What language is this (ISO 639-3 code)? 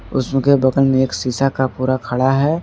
hin